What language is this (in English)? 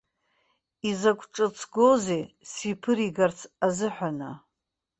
Abkhazian